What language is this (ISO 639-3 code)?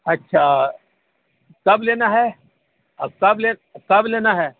urd